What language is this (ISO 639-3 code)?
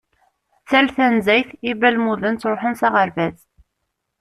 kab